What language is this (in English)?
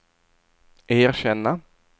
Swedish